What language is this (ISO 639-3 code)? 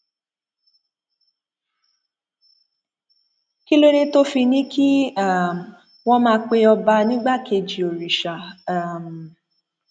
yor